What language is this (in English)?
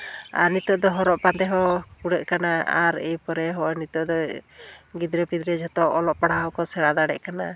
Santali